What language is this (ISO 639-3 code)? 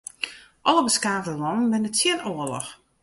fry